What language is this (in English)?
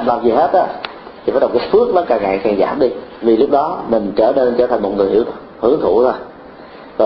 Vietnamese